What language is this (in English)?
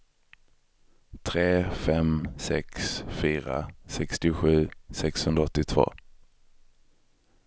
Swedish